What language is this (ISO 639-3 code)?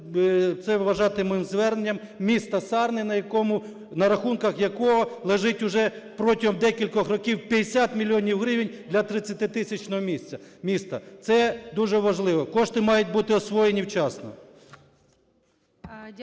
ukr